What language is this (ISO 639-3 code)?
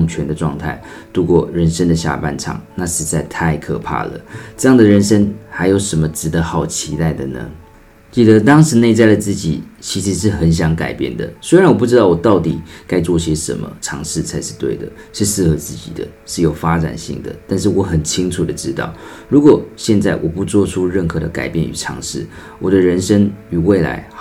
zho